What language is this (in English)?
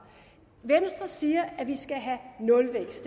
Danish